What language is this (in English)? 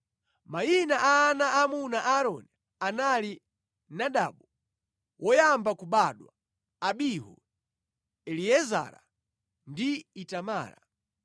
Nyanja